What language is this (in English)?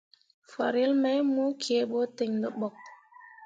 Mundang